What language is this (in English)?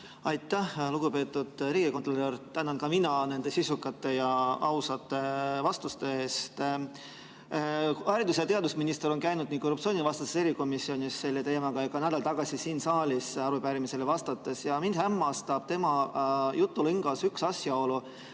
Estonian